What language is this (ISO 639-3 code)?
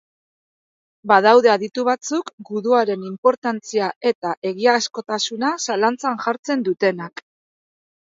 eus